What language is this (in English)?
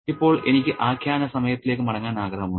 Malayalam